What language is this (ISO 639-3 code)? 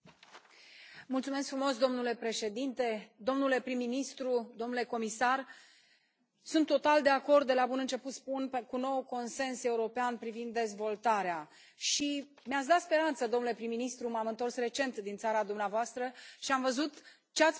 ron